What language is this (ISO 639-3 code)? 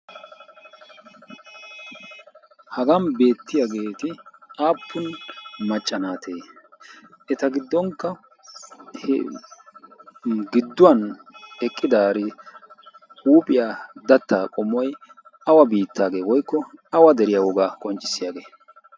wal